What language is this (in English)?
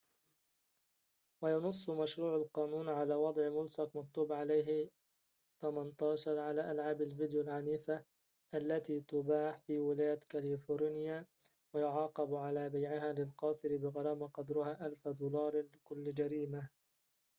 Arabic